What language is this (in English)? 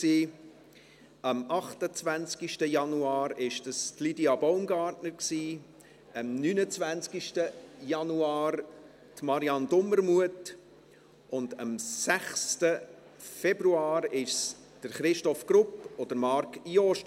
Swiss German